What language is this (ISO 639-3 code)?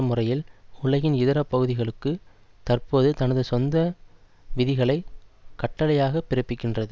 tam